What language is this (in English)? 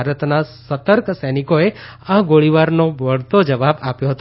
Gujarati